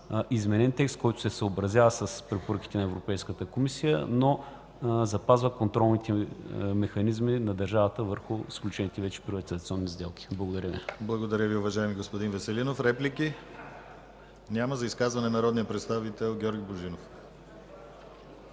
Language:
Bulgarian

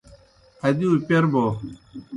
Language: Kohistani Shina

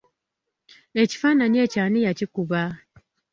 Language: Ganda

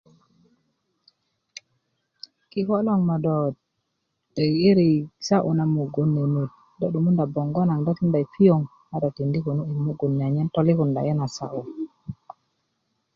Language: Kuku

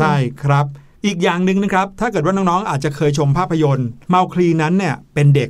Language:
Thai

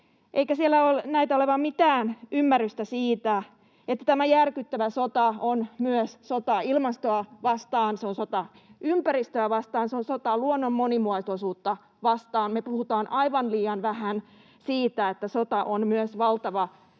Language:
Finnish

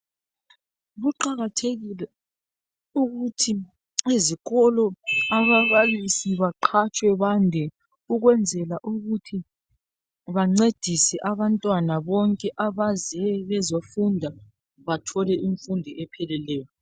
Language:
North Ndebele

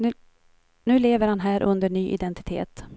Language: Swedish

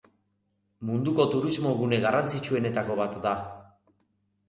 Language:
Basque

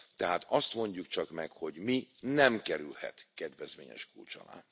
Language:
Hungarian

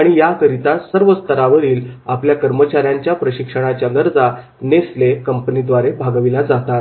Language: Marathi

